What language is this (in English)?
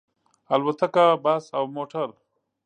Pashto